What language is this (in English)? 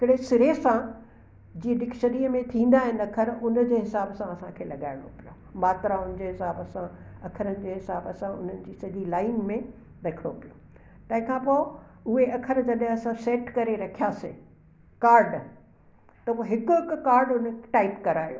Sindhi